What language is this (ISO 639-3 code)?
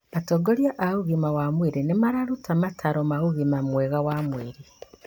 kik